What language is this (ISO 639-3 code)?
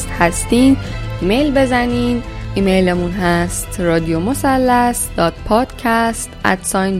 fas